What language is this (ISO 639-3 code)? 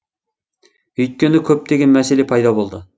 kaz